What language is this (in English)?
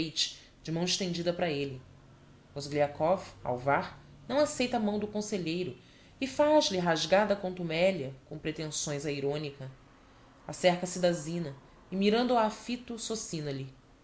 Portuguese